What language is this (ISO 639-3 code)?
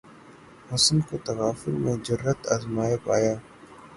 urd